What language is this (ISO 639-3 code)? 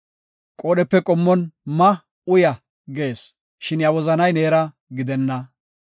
gof